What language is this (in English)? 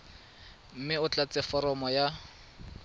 Tswana